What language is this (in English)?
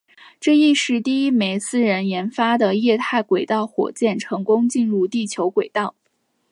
Chinese